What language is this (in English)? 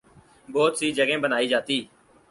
Urdu